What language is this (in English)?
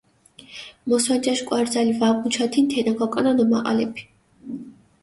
Mingrelian